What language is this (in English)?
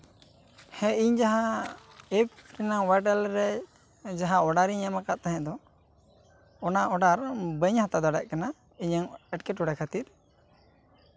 Santali